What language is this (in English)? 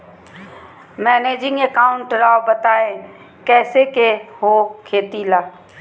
Magahi